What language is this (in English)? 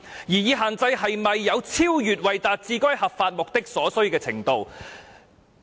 Cantonese